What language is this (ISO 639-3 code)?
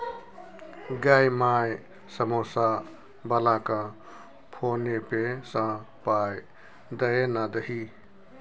mai